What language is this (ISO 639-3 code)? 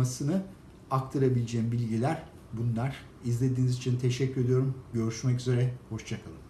tur